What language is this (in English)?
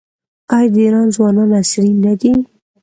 Pashto